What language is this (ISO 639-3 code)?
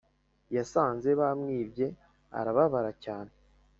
kin